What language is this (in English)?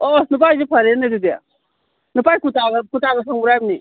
Manipuri